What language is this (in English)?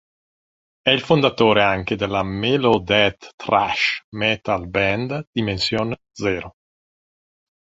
Italian